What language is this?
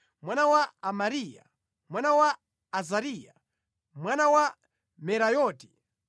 Nyanja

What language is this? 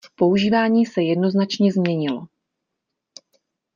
Czech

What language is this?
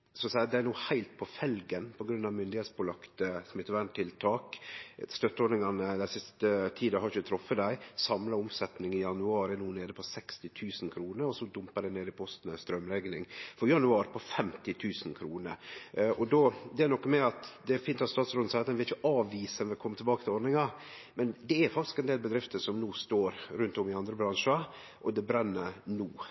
Norwegian Nynorsk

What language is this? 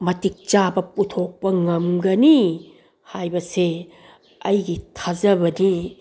Manipuri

